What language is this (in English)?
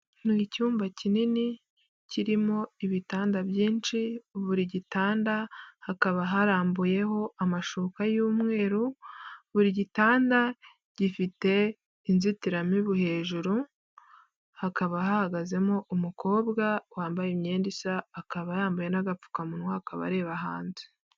Kinyarwanda